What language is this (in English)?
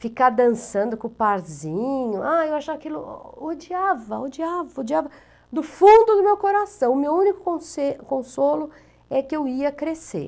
Portuguese